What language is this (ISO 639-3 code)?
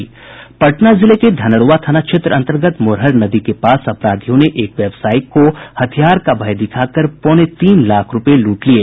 hin